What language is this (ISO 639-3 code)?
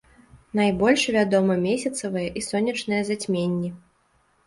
bel